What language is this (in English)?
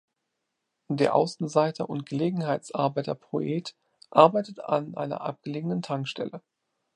German